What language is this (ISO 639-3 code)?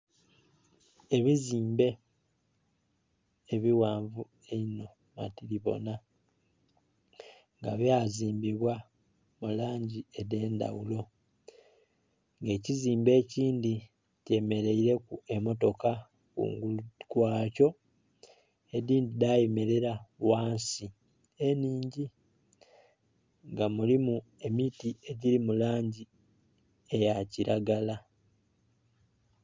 xog